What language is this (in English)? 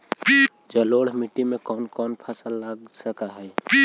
Magahi